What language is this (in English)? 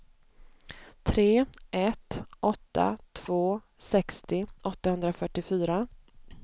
Swedish